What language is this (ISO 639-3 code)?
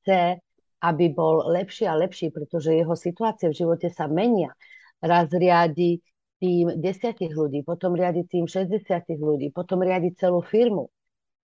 slk